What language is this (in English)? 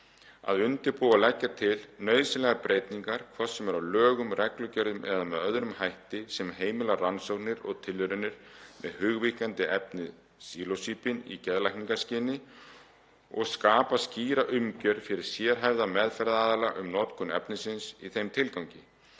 Icelandic